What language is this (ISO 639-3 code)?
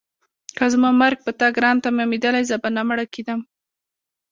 pus